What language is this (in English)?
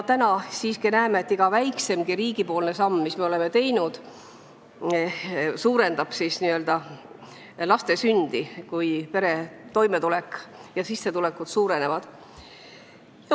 Estonian